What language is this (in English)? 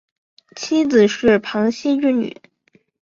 Chinese